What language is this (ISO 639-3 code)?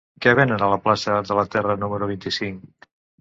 cat